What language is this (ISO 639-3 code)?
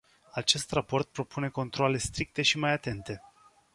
ron